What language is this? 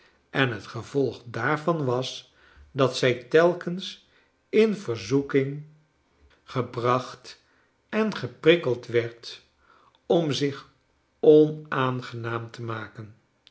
Dutch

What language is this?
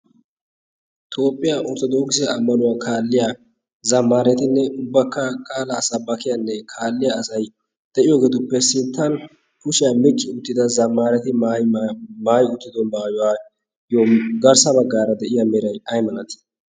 Wolaytta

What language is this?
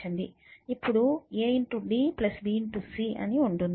Telugu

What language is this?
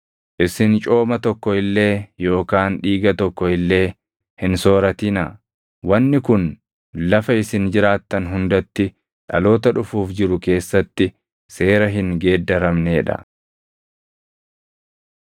Oromo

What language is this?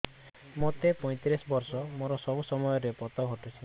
Odia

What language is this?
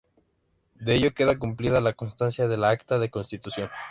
Spanish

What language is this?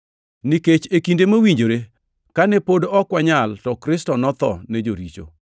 Luo (Kenya and Tanzania)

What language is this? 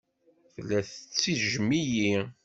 Kabyle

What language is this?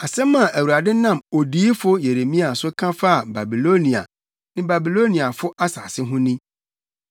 Akan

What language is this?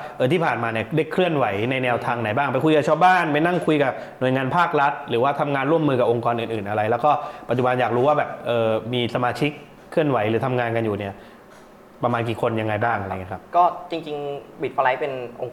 Thai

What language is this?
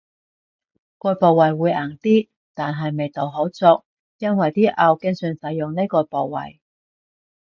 Cantonese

